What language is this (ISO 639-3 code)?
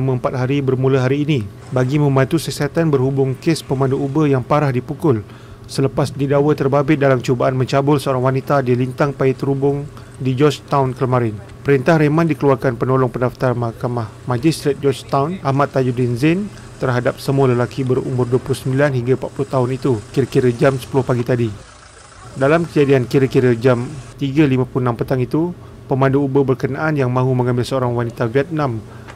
msa